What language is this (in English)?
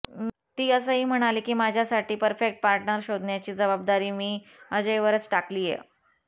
Marathi